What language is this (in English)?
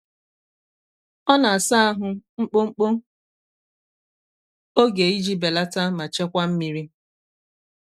Igbo